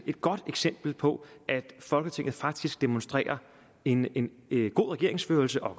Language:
Danish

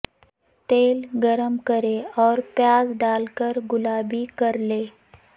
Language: Urdu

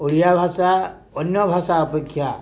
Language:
Odia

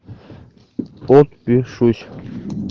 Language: Russian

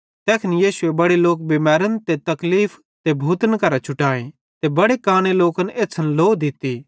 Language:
Bhadrawahi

